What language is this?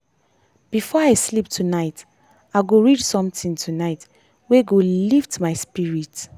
Nigerian Pidgin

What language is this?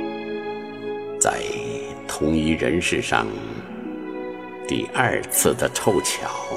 Chinese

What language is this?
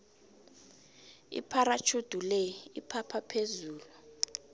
South Ndebele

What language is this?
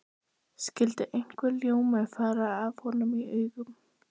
Icelandic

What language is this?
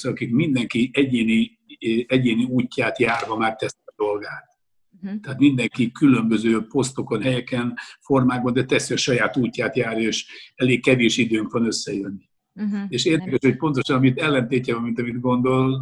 Hungarian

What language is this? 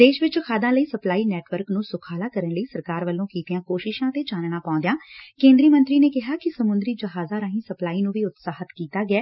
Punjabi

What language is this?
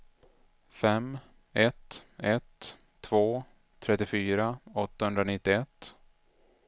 Swedish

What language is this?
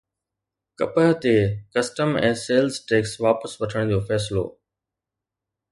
Sindhi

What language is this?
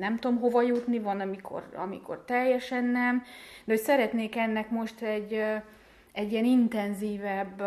Hungarian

